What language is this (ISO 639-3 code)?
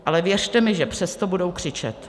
ces